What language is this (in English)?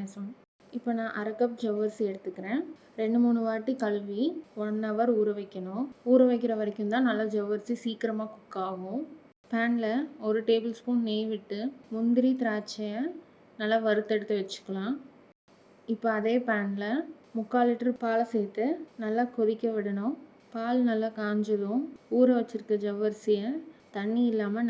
Tamil